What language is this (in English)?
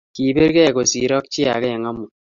Kalenjin